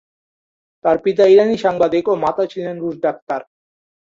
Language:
Bangla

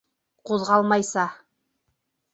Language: Bashkir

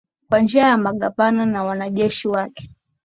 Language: Swahili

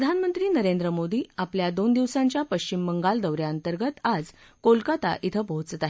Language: Marathi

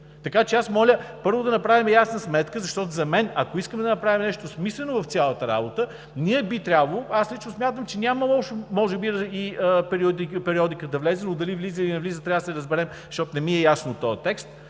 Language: Bulgarian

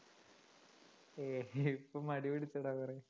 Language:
Malayalam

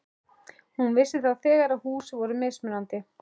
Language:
Icelandic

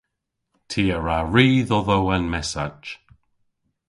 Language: Cornish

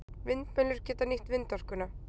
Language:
Icelandic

